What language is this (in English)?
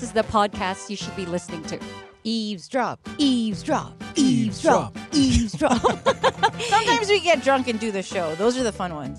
Filipino